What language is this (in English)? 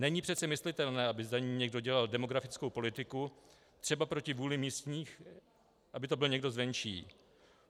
Czech